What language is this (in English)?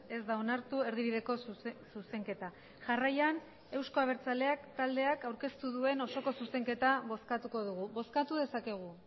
Basque